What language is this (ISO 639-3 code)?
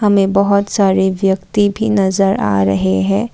hin